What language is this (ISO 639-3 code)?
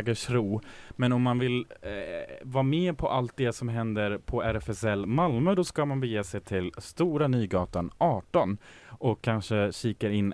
swe